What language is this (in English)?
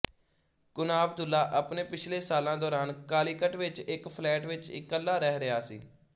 Punjabi